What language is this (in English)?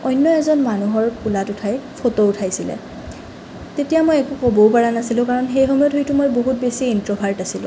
Assamese